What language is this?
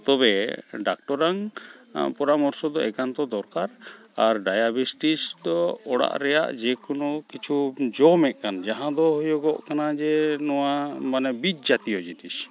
Santali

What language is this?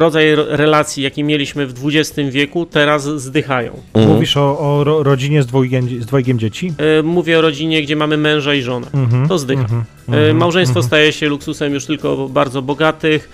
Polish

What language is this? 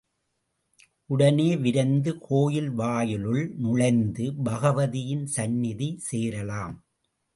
Tamil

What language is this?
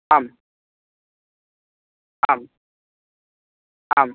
Sanskrit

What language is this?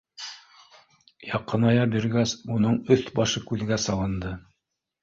Bashkir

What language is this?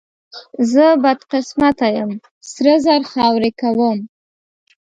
Pashto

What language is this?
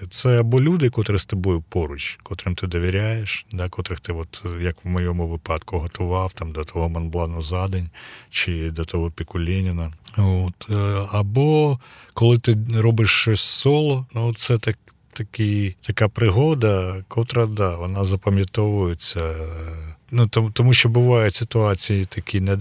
Ukrainian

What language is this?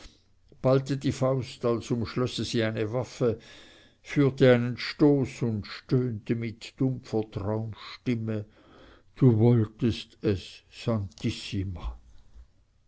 German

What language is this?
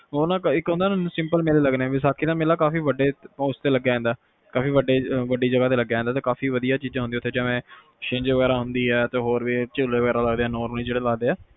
Punjabi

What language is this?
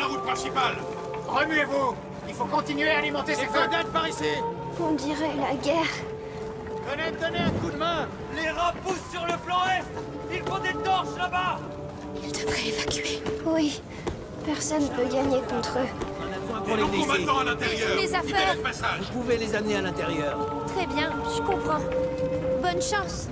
French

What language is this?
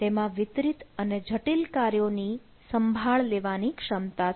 Gujarati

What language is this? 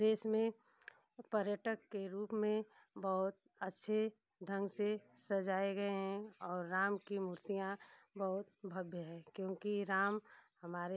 Hindi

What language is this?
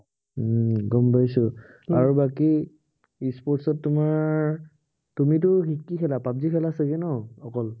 Assamese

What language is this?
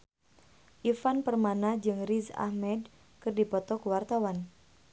Sundanese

